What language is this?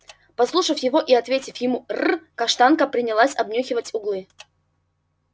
Russian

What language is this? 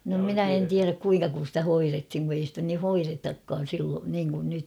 Finnish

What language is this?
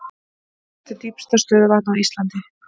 Icelandic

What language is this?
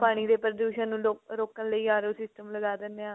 Punjabi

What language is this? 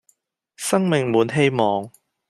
Cantonese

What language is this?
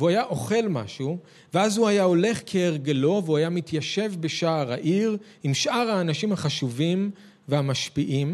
Hebrew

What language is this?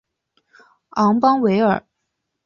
Chinese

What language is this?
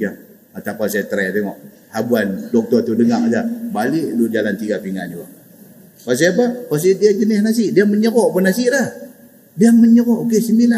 Malay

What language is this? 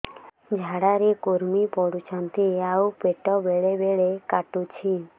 Odia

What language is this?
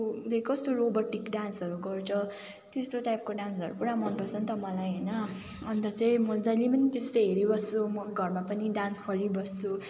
Nepali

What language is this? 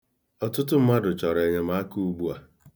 Igbo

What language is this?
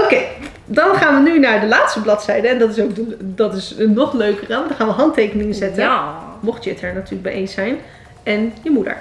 Dutch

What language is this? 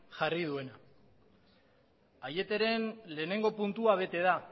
Basque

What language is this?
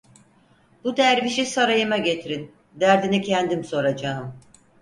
Turkish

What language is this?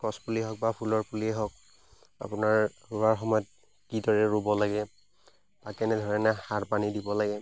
Assamese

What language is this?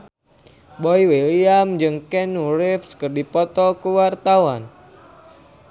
Sundanese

